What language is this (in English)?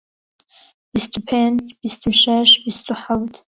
Central Kurdish